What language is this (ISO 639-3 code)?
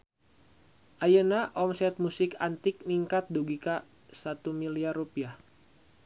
sun